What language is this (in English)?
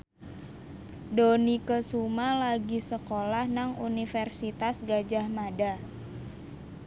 Javanese